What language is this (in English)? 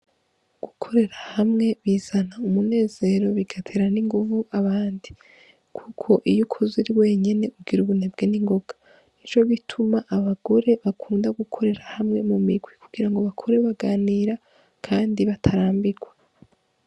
Rundi